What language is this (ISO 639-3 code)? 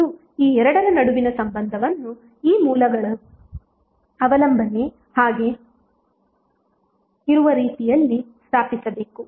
kan